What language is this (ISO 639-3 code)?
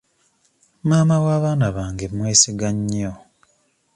lug